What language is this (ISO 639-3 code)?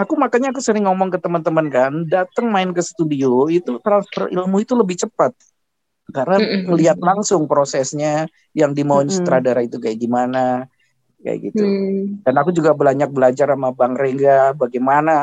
ind